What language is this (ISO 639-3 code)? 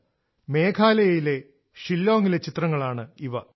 mal